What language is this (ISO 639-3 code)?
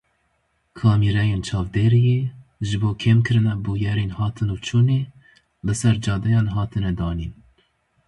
kur